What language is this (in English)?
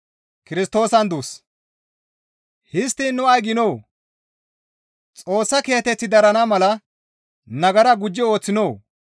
Gamo